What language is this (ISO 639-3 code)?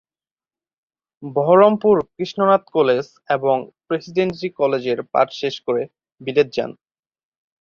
ben